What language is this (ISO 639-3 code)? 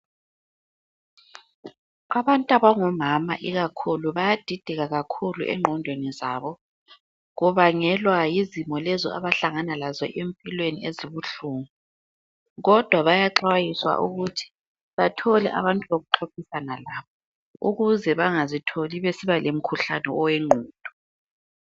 nde